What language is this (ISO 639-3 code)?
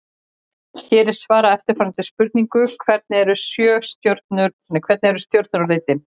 isl